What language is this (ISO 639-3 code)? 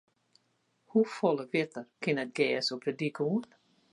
fry